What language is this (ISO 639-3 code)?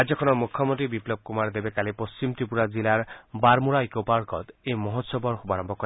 asm